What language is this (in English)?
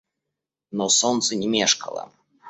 Russian